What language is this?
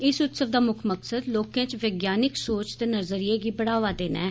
Dogri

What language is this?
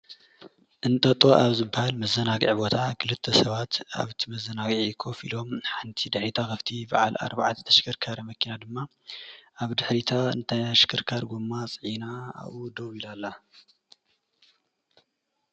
Tigrinya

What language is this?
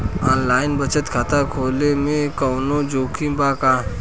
Bhojpuri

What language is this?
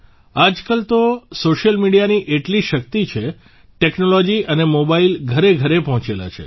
Gujarati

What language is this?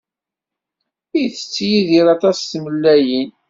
Kabyle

